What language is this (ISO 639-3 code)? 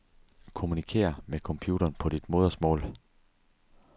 dan